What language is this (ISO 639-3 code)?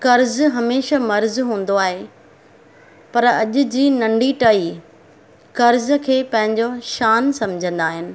snd